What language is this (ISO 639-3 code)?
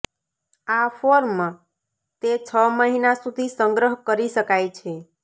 guj